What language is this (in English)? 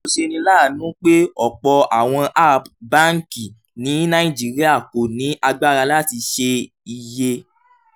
Yoruba